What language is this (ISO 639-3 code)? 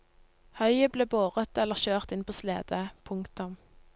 nor